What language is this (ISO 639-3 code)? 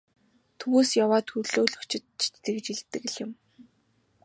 mon